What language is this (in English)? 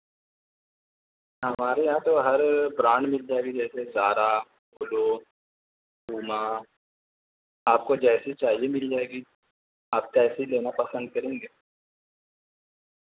Urdu